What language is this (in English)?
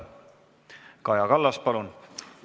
Estonian